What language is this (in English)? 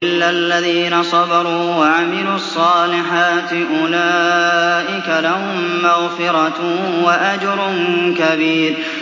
Arabic